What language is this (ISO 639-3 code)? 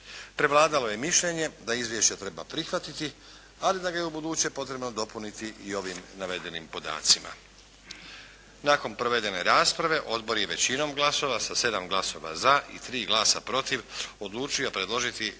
hrv